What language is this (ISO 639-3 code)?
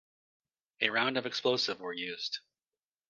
eng